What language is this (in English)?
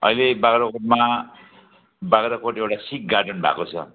Nepali